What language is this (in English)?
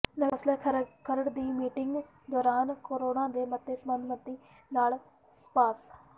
Punjabi